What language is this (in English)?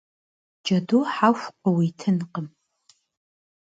Kabardian